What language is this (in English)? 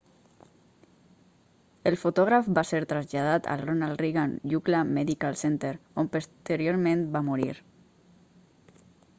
Catalan